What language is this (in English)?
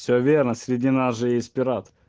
Russian